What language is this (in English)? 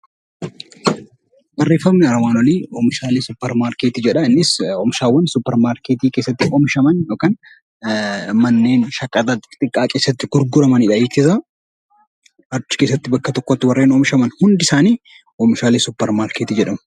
Oromo